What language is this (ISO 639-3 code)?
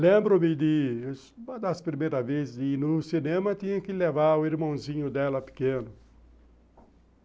por